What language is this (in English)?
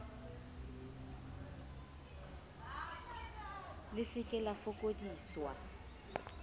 Southern Sotho